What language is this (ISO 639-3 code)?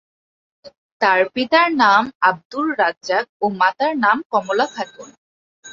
ben